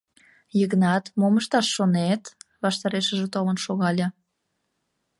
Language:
Mari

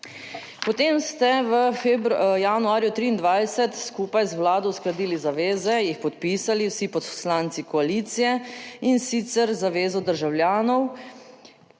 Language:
Slovenian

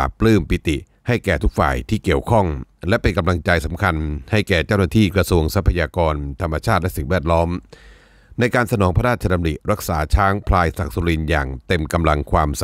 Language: Thai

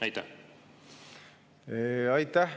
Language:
Estonian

